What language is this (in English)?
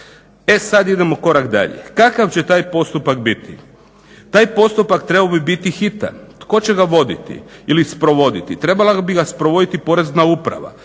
Croatian